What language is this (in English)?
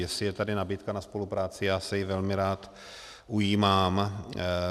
Czech